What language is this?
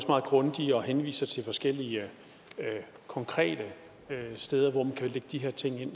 Danish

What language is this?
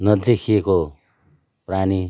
Nepali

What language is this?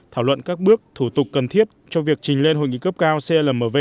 Vietnamese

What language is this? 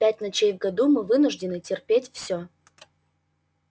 Russian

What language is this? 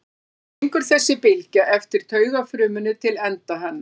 Icelandic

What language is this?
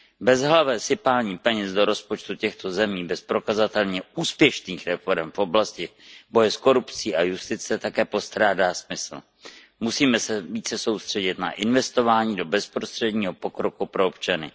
Czech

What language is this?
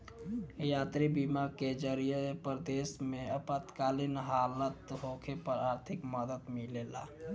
Bhojpuri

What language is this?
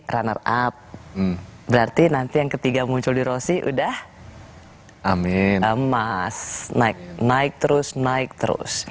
Indonesian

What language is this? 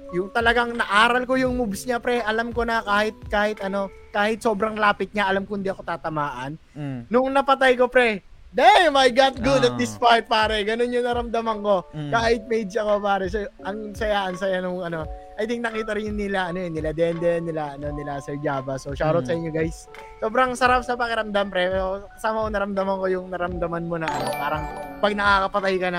Filipino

